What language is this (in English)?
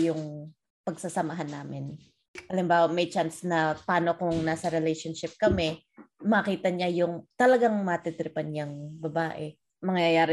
Filipino